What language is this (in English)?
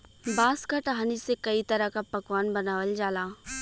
Bhojpuri